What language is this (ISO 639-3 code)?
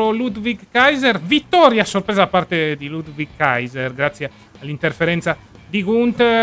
ita